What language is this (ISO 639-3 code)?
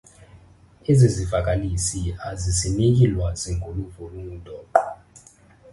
xho